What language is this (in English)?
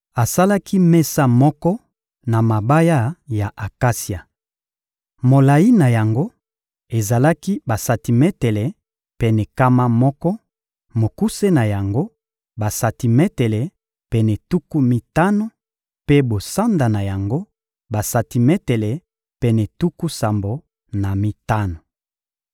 Lingala